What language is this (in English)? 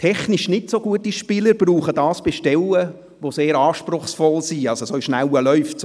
Swiss German